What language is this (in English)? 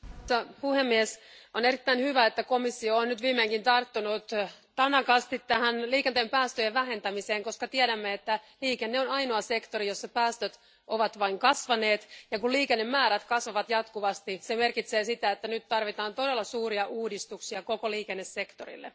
Finnish